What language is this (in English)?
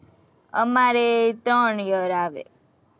Gujarati